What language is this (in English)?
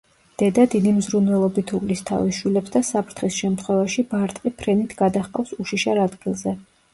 Georgian